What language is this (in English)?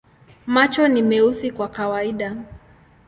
Swahili